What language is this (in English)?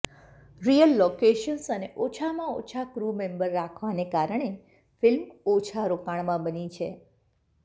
Gujarati